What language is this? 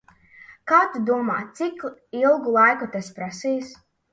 Latvian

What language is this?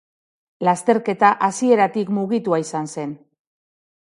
Basque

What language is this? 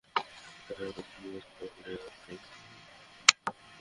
Bangla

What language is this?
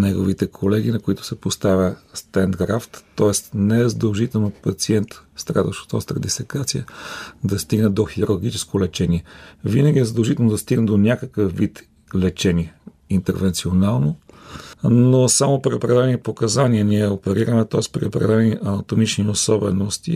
Bulgarian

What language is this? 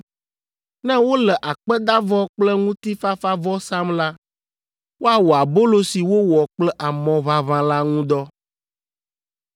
Ewe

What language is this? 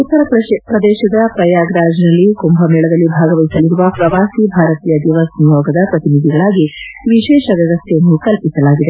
Kannada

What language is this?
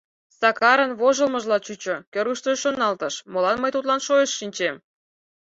Mari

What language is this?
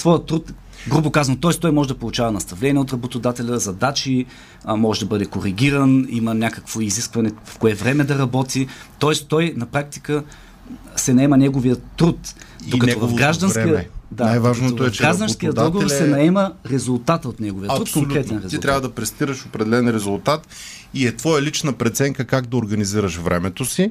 Bulgarian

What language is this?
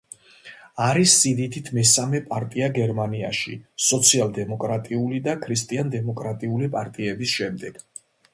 Georgian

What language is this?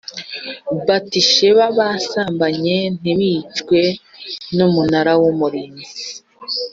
Kinyarwanda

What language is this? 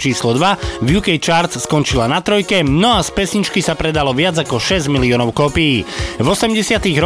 Slovak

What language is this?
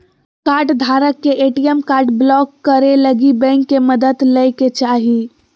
Magahi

